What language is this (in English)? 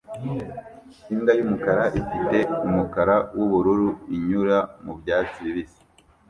Kinyarwanda